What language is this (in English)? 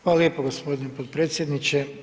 Croatian